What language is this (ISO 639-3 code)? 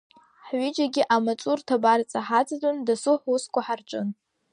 abk